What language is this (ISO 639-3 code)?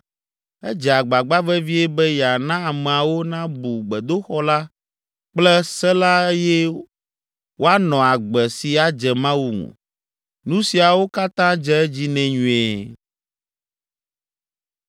ewe